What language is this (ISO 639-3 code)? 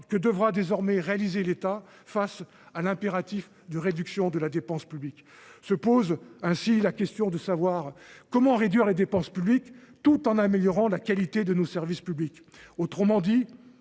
fra